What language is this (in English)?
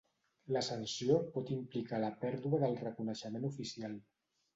Catalan